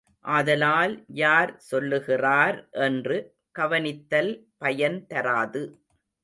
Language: Tamil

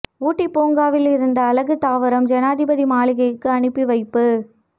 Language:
Tamil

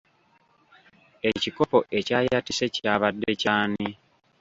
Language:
Ganda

